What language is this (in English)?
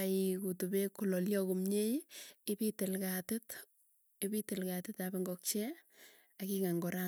Tugen